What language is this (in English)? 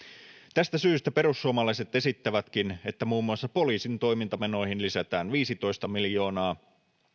Finnish